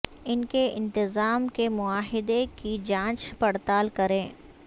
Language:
Urdu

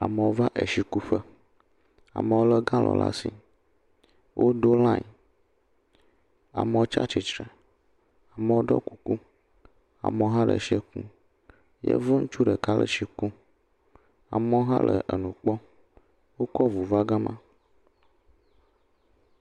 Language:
Ewe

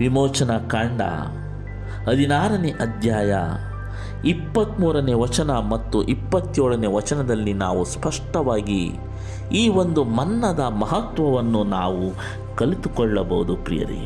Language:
Kannada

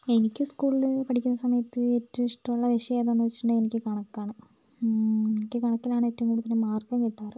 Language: Malayalam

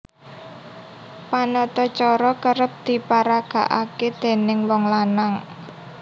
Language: Javanese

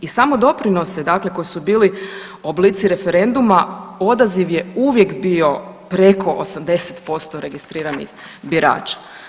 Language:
Croatian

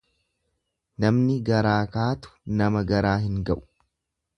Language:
Oromo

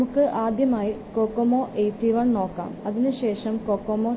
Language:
Malayalam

